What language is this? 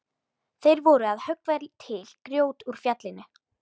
Icelandic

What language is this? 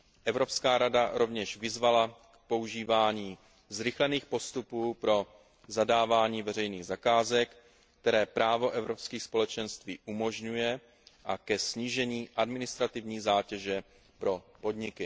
Czech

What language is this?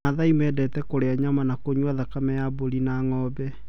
Kikuyu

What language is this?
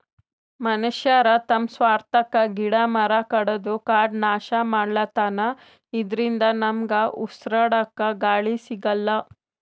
Kannada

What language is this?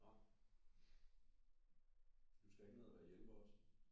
Danish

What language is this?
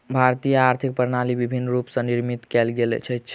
Maithili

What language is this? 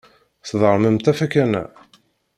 Kabyle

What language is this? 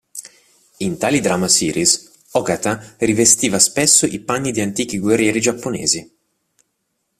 Italian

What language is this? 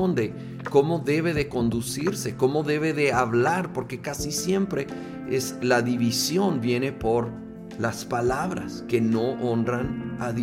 Spanish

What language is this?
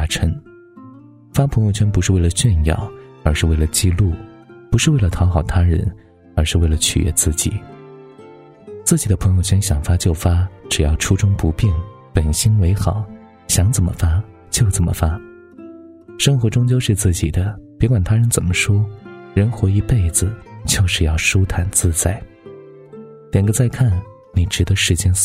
Chinese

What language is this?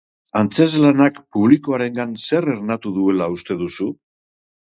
Basque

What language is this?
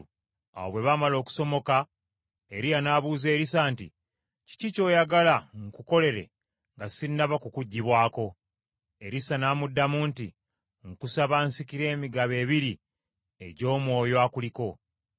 Ganda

